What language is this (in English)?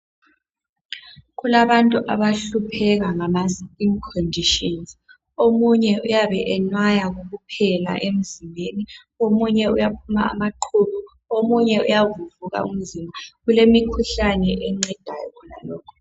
North Ndebele